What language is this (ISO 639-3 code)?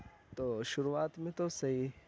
urd